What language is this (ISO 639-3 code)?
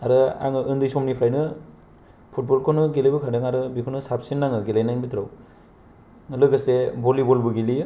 brx